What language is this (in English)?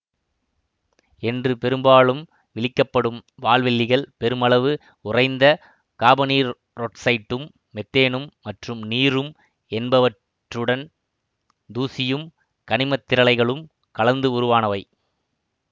Tamil